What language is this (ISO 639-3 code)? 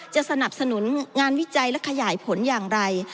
tha